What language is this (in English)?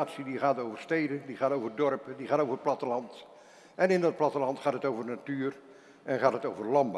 Dutch